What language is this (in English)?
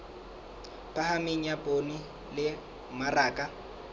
Southern Sotho